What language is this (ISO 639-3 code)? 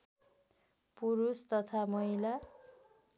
nep